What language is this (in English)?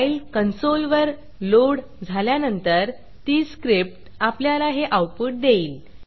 Marathi